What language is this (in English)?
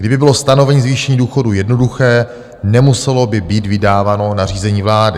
Czech